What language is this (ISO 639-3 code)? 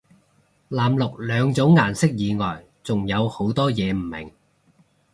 yue